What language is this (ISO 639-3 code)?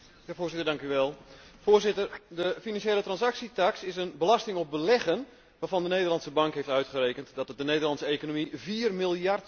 nld